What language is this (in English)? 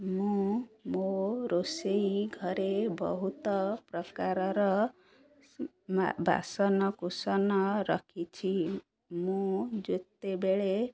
Odia